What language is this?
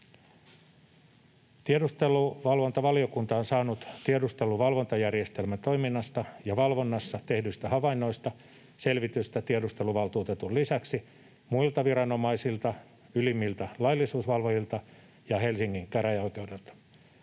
Finnish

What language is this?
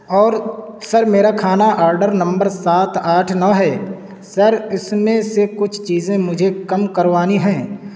Urdu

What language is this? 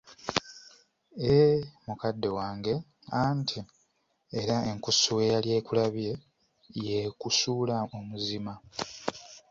Ganda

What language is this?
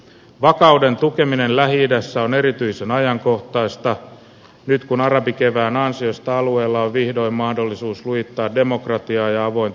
Finnish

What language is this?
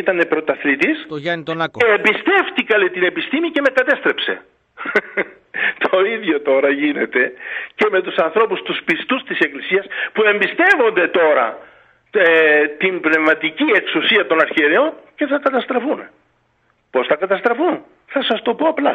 Greek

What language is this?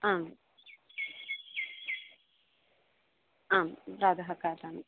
Sanskrit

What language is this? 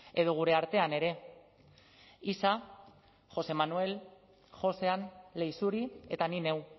Basque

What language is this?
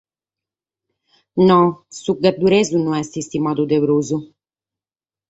Sardinian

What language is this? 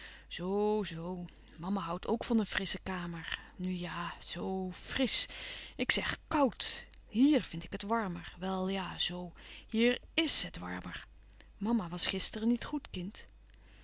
Dutch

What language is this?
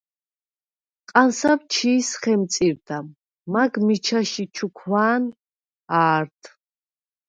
Svan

